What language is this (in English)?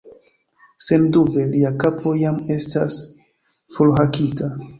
Esperanto